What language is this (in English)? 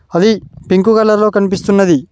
Telugu